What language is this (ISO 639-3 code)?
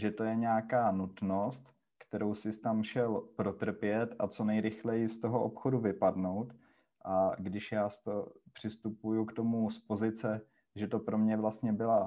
ces